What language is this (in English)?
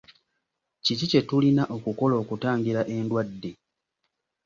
Ganda